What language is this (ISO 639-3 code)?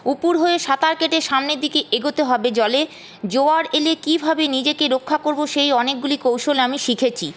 ben